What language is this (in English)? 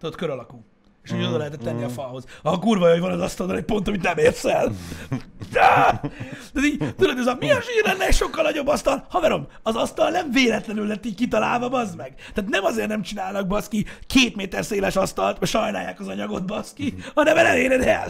Hungarian